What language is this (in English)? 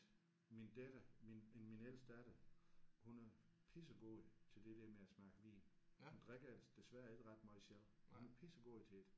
Danish